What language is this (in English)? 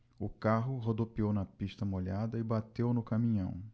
Portuguese